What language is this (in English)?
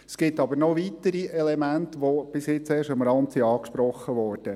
Swiss German